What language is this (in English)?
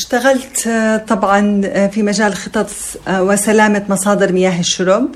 Arabic